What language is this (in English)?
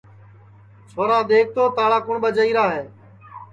Sansi